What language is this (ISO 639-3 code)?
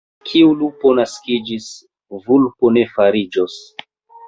epo